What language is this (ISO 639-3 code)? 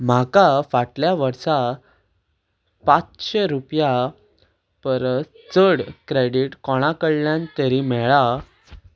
kok